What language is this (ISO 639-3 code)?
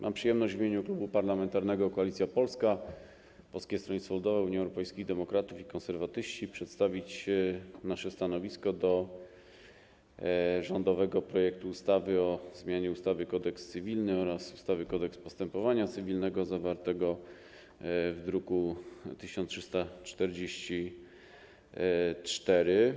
pol